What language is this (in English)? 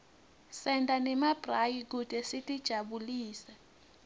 Swati